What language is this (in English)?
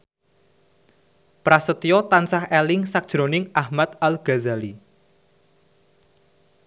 Javanese